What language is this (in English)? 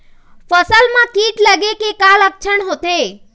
Chhattisgarhi